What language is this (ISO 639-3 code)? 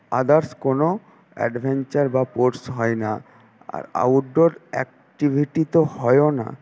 ben